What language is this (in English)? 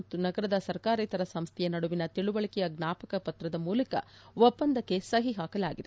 Kannada